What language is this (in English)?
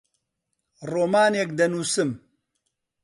Central Kurdish